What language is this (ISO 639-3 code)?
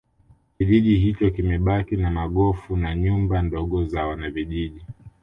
swa